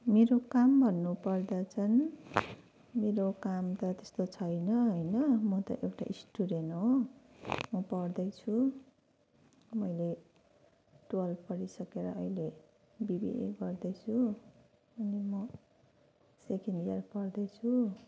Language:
Nepali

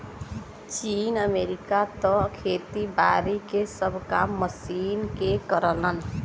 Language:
Bhojpuri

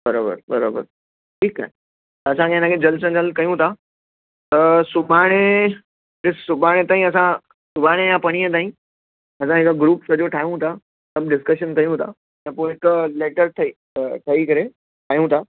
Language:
Sindhi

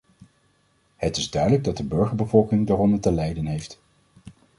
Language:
Dutch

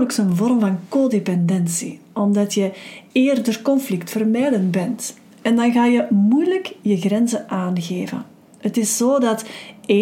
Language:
Dutch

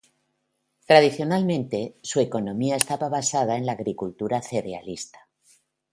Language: Spanish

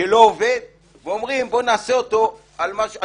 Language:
Hebrew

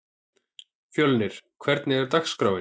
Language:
Icelandic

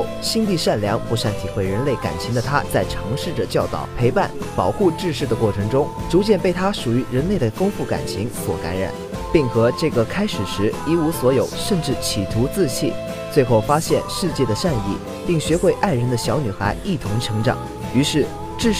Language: Chinese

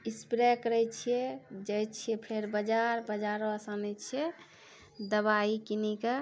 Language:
Maithili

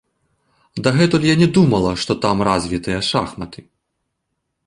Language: Belarusian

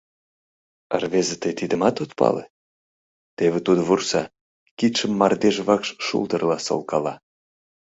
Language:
Mari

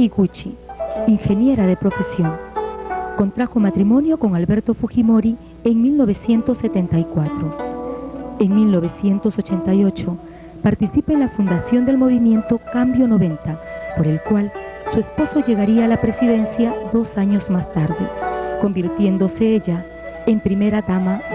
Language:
Spanish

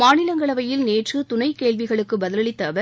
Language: Tamil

